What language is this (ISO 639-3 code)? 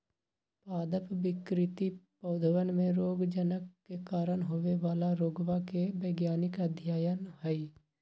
mag